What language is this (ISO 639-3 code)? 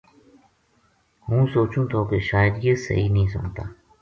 gju